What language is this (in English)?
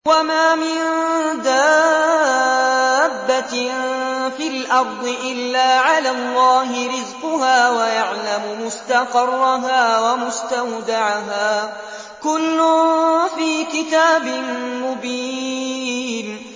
Arabic